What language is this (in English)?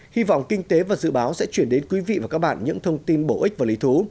Vietnamese